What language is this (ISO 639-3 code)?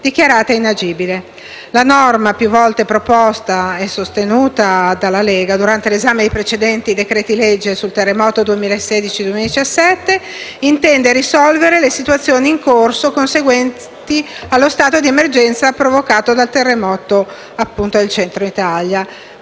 ita